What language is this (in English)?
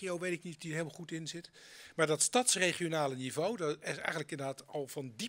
Dutch